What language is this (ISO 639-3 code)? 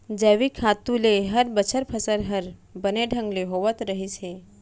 hne